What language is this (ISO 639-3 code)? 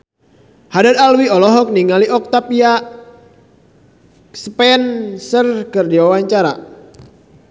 sun